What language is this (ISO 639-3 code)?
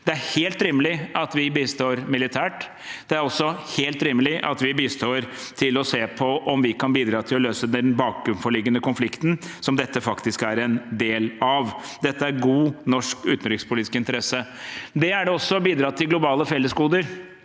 nor